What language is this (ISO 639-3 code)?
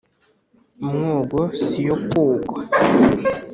kin